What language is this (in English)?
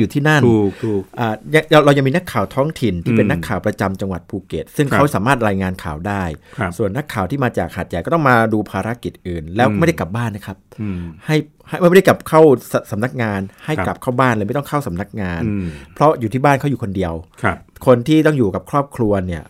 Thai